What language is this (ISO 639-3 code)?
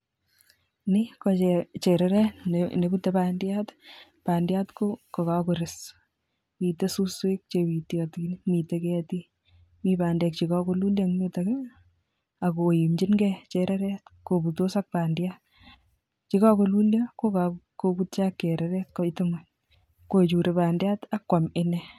kln